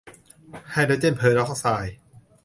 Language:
Thai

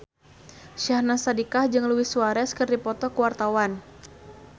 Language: Sundanese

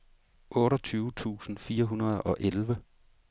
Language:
Danish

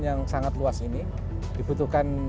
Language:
Indonesian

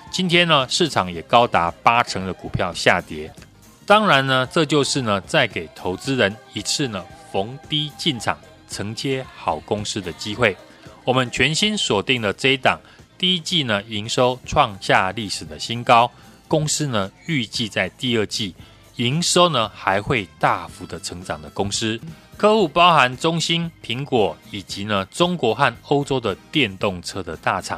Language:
Chinese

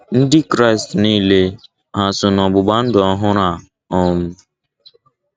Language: Igbo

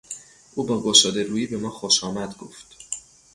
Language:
Persian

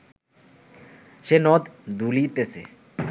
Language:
Bangla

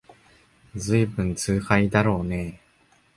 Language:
Japanese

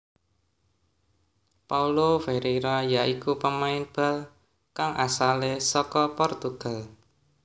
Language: Javanese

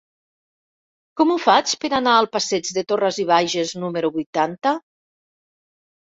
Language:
Catalan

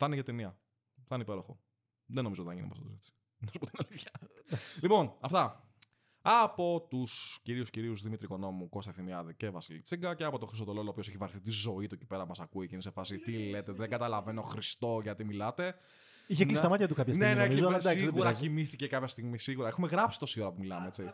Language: Greek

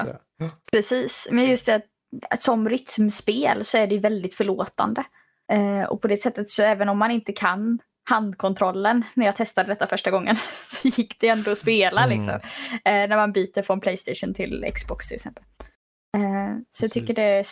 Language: Swedish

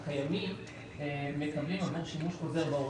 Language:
Hebrew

